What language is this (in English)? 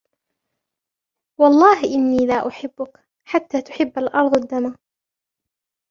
Arabic